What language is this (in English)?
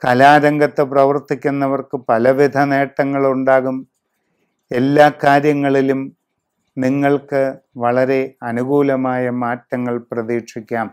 Malayalam